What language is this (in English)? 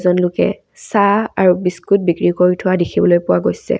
Assamese